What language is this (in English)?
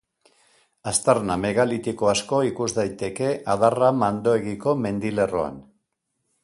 Basque